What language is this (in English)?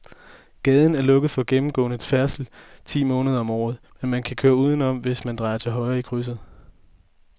Danish